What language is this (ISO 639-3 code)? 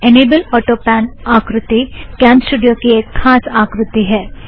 hin